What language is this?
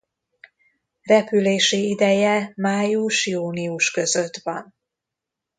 Hungarian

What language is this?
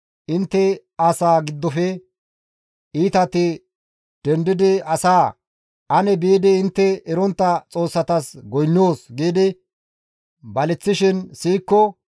Gamo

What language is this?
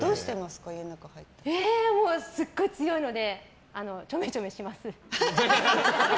Japanese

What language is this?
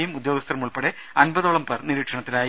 Malayalam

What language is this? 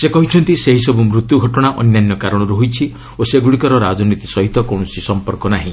Odia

